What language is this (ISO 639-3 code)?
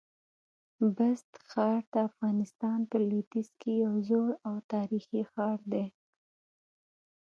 pus